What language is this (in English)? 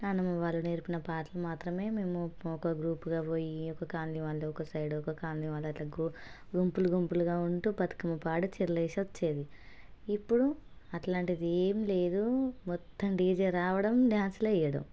Telugu